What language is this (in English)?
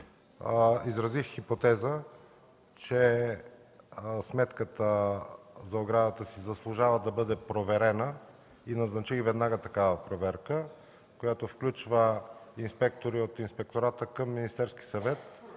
Bulgarian